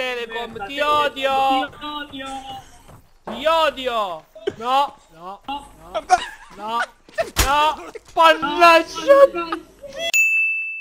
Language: Italian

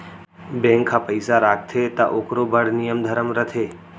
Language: Chhattisgarhi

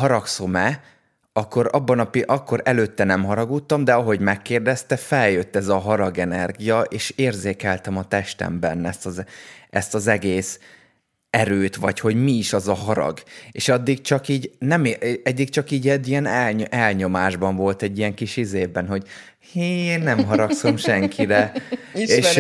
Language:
Hungarian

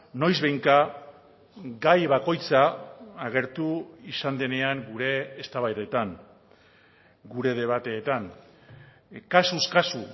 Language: Basque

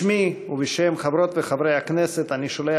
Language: Hebrew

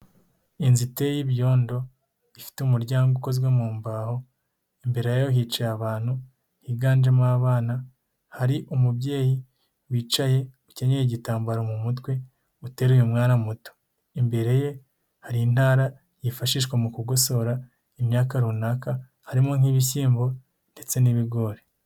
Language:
Kinyarwanda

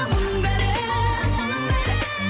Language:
Kazakh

